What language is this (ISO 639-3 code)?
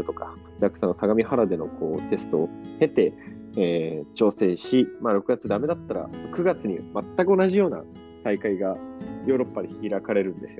jpn